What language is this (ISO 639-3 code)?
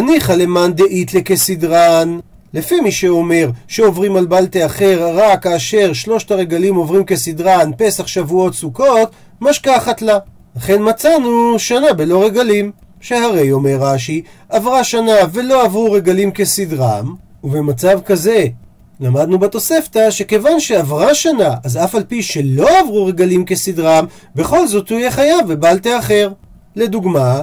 heb